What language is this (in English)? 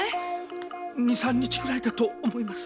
Japanese